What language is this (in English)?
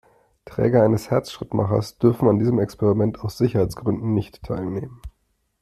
German